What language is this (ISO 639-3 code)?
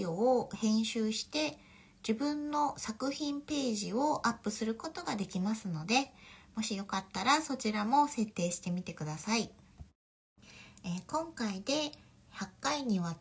jpn